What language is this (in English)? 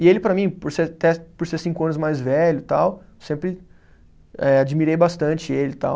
Portuguese